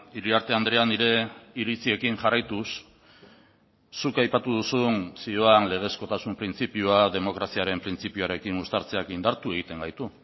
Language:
Basque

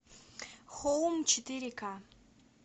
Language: Russian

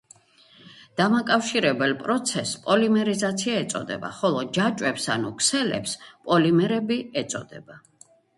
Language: Georgian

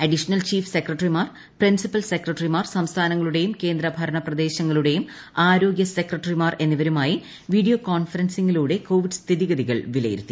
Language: Malayalam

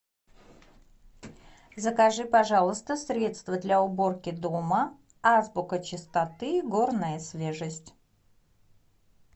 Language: Russian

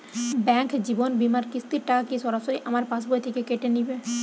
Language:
Bangla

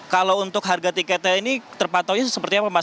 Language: Indonesian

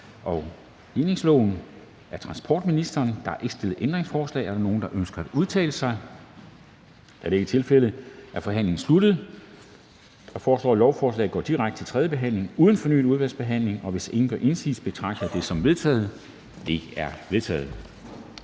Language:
Danish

